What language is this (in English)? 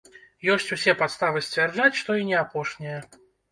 Belarusian